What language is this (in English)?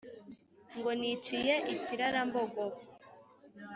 Kinyarwanda